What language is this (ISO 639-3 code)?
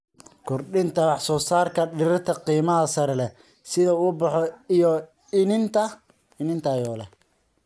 som